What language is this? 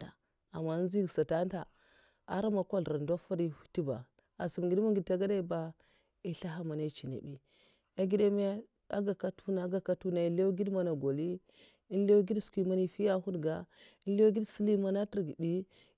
Mafa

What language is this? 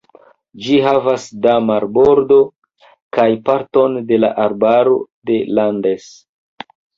Esperanto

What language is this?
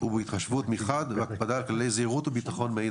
Hebrew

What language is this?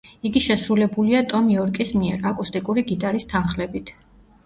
Georgian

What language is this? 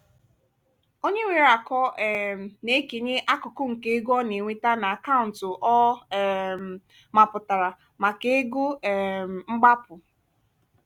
Igbo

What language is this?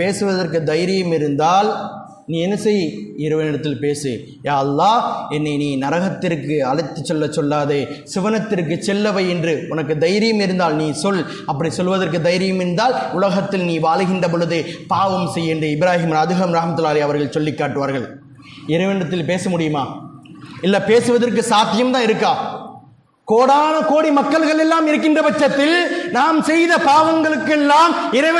Tamil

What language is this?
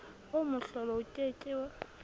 Southern Sotho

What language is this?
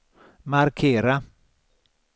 Swedish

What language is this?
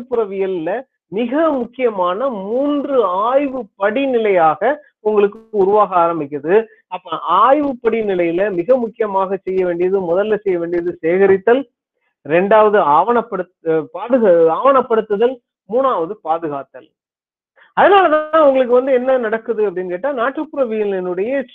Tamil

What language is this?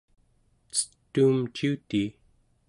Central Yupik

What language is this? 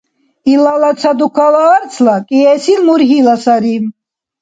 Dargwa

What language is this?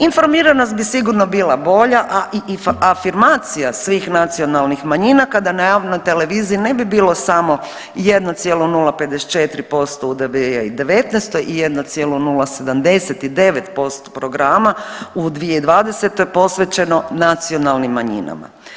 Croatian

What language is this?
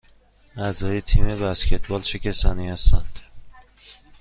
Persian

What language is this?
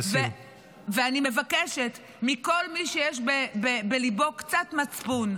Hebrew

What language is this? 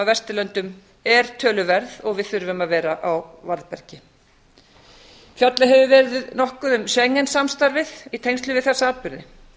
Icelandic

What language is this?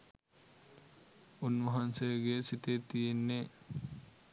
Sinhala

